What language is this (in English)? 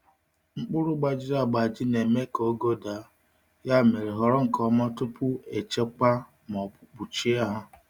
Igbo